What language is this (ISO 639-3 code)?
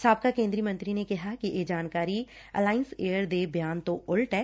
pan